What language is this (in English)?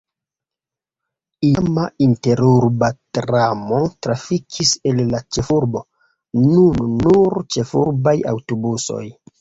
Esperanto